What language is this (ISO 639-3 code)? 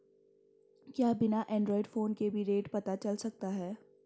hin